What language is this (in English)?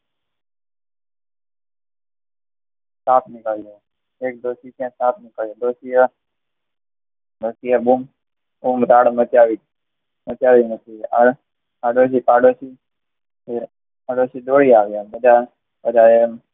Gujarati